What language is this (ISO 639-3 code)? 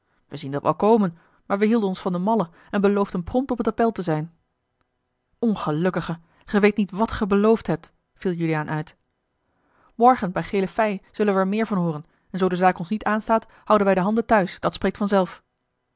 nld